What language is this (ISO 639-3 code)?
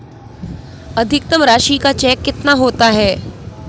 hin